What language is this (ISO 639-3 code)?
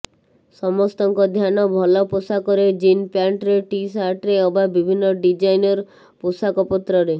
ori